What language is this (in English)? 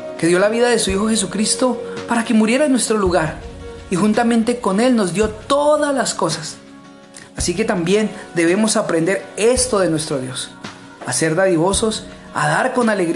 Spanish